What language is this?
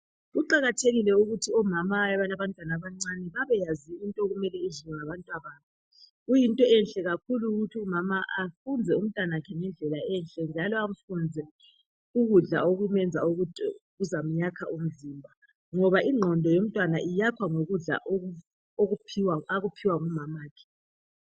North Ndebele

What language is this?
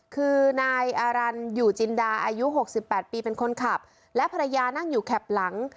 Thai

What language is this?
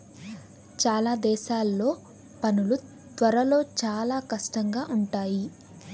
Telugu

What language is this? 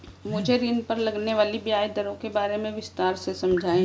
Hindi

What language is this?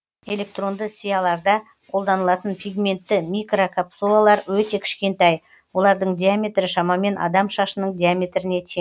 Kazakh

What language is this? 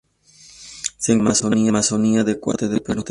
Spanish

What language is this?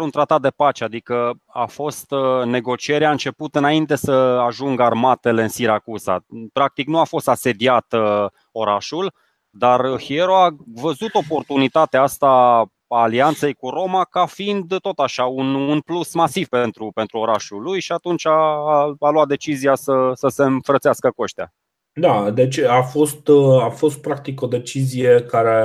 Romanian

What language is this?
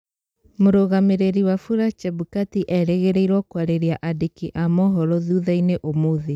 Kikuyu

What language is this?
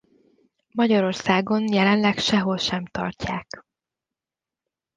Hungarian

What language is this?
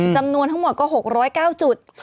Thai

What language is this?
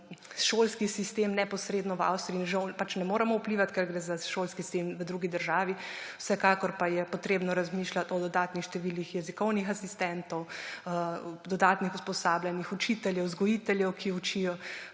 Slovenian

